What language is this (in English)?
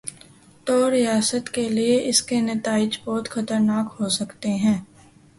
Urdu